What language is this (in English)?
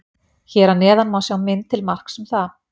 Icelandic